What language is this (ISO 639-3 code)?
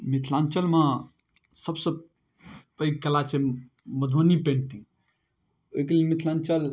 mai